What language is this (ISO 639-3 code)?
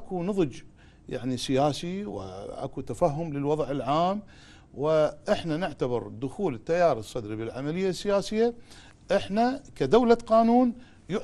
ara